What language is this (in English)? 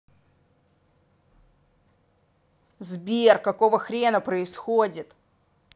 Russian